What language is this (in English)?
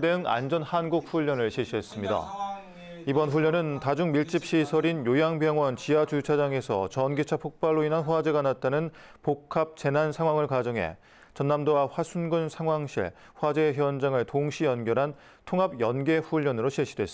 Korean